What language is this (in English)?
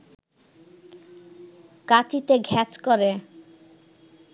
Bangla